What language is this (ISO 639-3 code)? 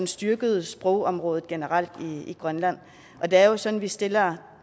dan